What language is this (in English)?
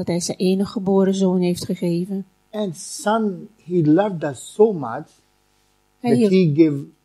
Dutch